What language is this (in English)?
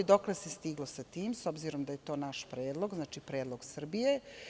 Serbian